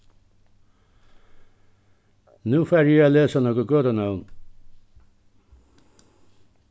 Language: Faroese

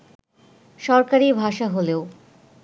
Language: Bangla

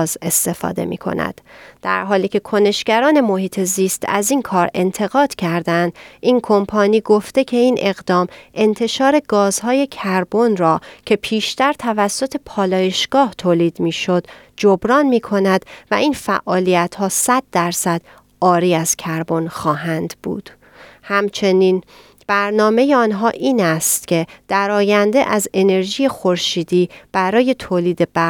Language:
Persian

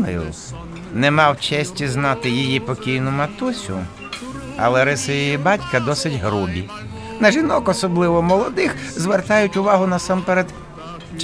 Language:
Ukrainian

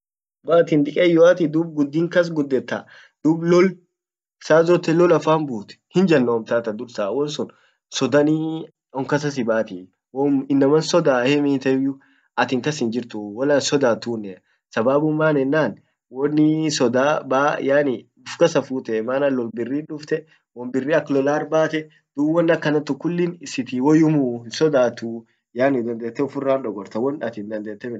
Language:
Orma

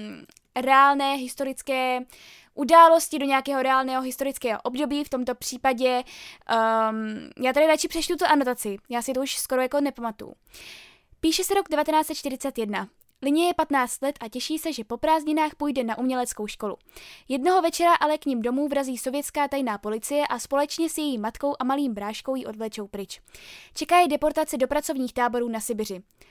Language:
Czech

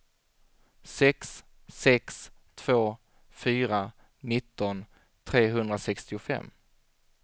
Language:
Swedish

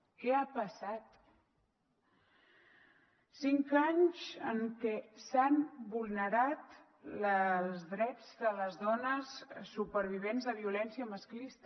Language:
Catalan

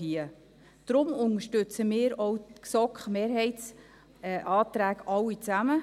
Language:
Swiss German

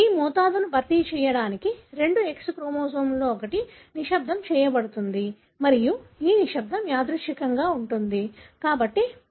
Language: Telugu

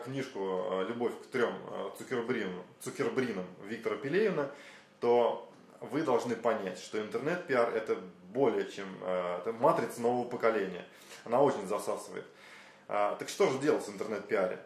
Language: Russian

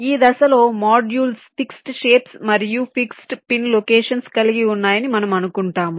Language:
Telugu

